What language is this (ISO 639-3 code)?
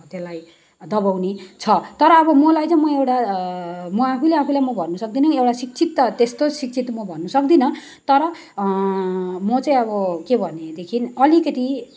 nep